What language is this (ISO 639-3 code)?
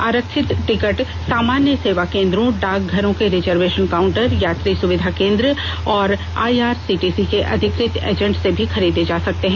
hin